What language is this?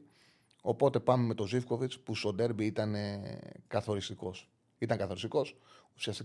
Greek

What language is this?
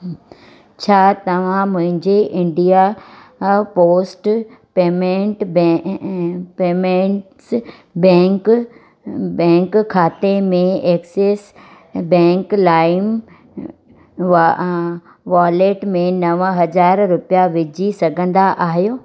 Sindhi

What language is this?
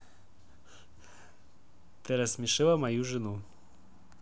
Russian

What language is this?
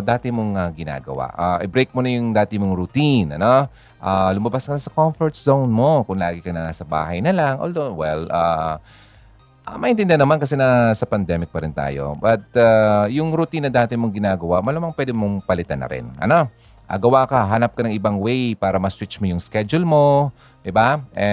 Filipino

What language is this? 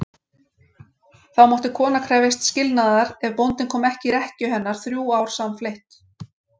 Icelandic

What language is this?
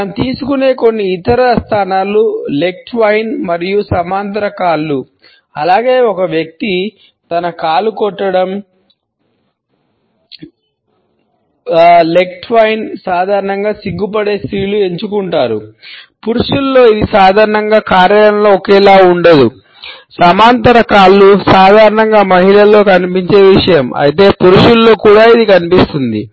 Telugu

